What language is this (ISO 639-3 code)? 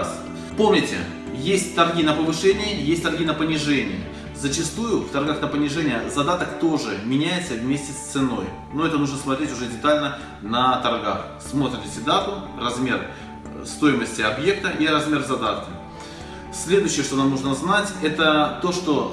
rus